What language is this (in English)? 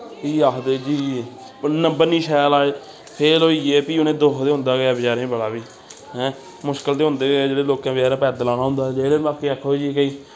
Dogri